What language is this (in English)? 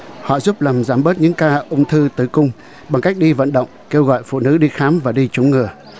Vietnamese